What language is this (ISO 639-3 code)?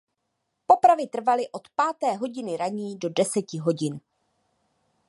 ces